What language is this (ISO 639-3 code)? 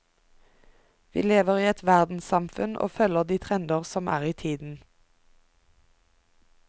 nor